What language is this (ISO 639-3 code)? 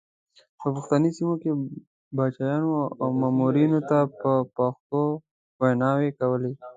pus